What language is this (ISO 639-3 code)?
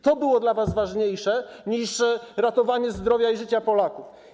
pol